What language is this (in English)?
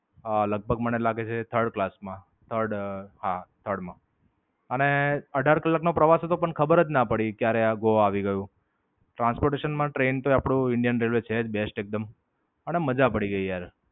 Gujarati